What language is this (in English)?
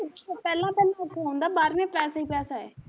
Punjabi